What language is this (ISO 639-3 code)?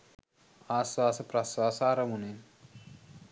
sin